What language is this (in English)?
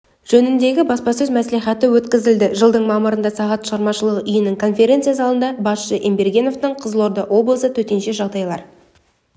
Kazakh